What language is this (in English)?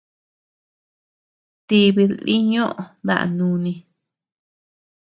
Tepeuxila Cuicatec